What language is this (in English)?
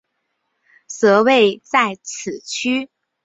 Chinese